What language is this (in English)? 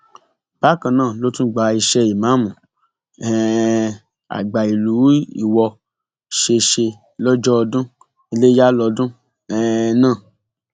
Yoruba